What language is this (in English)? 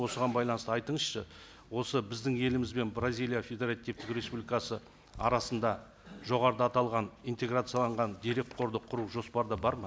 Kazakh